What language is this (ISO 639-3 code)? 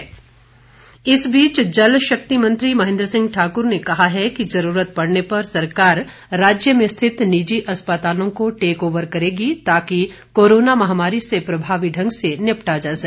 hin